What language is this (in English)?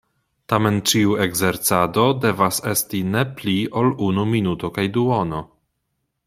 Esperanto